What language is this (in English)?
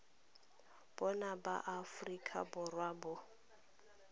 Tswana